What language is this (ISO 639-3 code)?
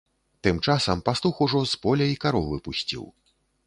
bel